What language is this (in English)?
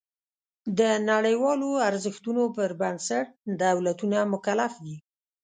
Pashto